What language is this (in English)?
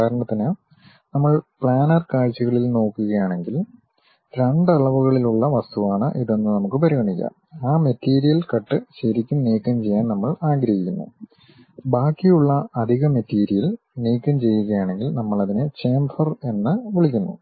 Malayalam